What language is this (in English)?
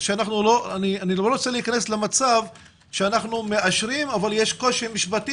Hebrew